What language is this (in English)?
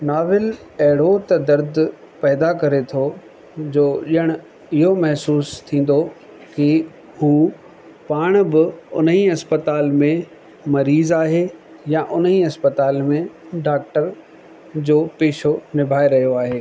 Sindhi